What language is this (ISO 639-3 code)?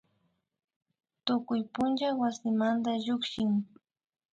qvi